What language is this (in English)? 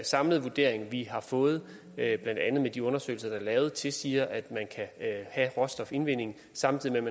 Danish